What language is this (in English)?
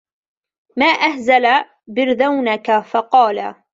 Arabic